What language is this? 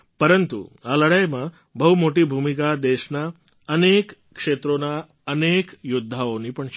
Gujarati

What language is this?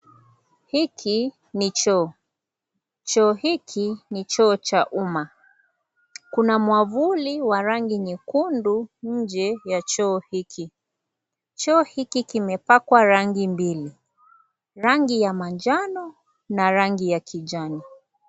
Swahili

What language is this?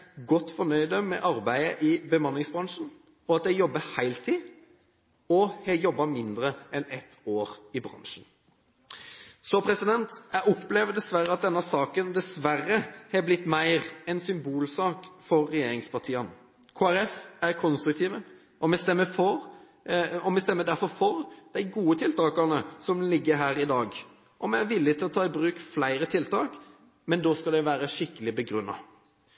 Norwegian Bokmål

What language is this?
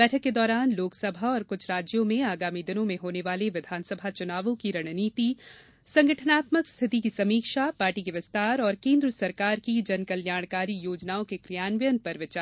Hindi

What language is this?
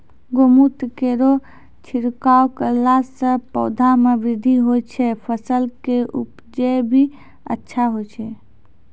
Maithili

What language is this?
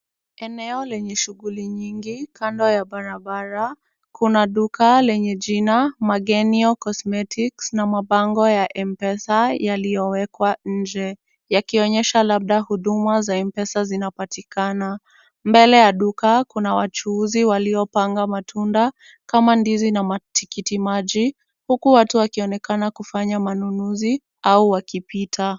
Swahili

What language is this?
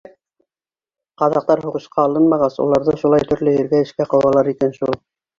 Bashkir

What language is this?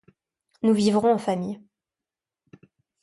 French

